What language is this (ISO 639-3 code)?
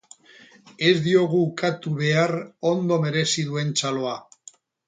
eus